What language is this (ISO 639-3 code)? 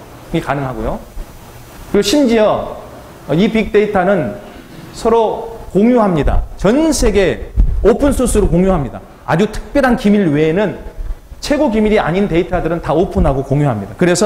kor